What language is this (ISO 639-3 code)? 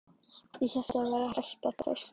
isl